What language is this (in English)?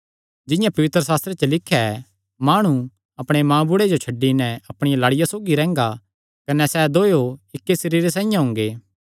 Kangri